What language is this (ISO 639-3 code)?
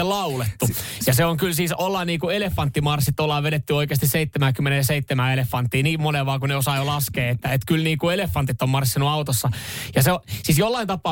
fin